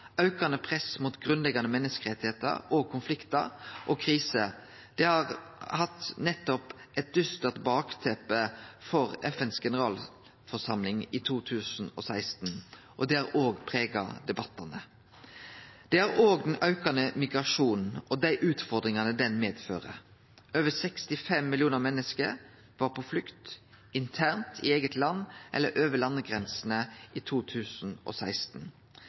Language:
Norwegian Nynorsk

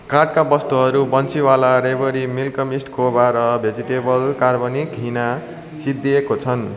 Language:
Nepali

